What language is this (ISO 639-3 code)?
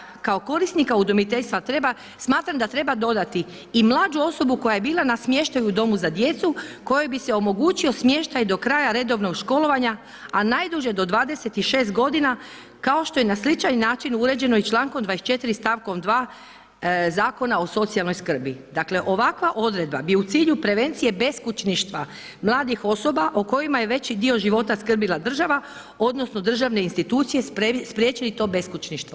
hrv